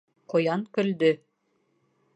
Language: Bashkir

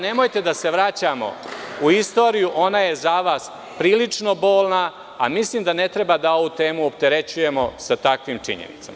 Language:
Serbian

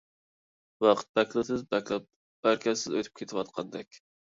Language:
Uyghur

